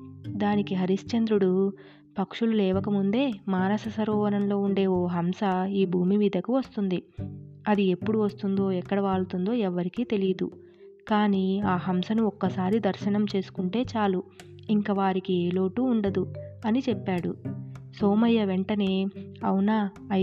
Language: Telugu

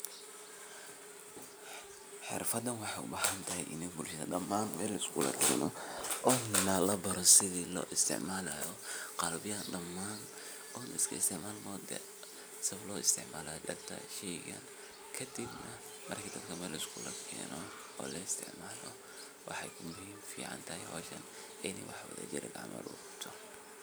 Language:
Somali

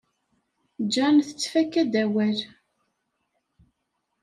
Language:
Kabyle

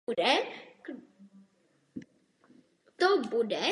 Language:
Czech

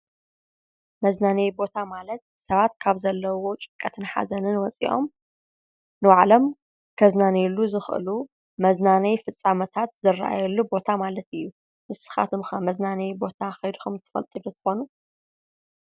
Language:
Tigrinya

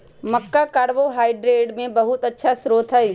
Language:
Magahi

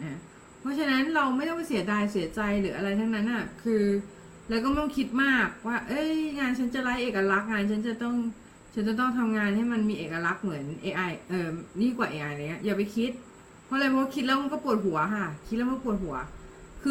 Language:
Thai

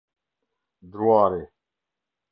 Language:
Albanian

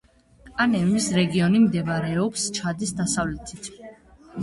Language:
Georgian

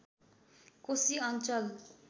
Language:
Nepali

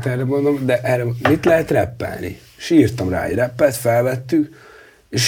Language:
Hungarian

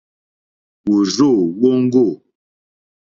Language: Mokpwe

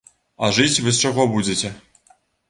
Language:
Belarusian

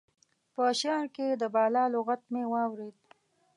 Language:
Pashto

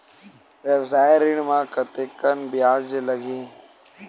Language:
Chhattisgarhi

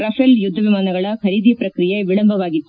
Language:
Kannada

